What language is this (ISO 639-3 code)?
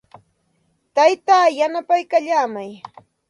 qxt